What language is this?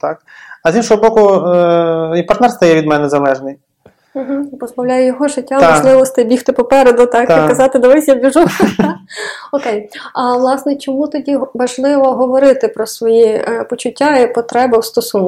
Ukrainian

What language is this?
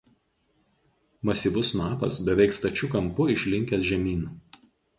Lithuanian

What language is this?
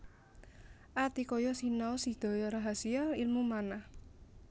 Javanese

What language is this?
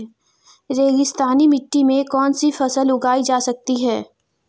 Hindi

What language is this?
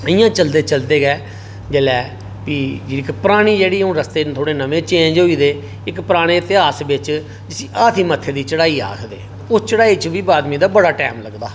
Dogri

